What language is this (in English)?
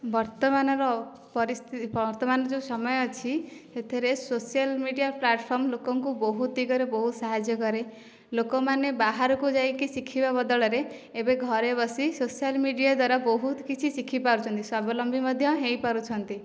Odia